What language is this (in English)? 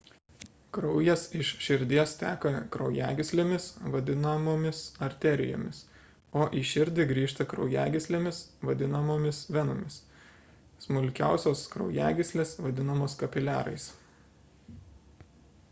Lithuanian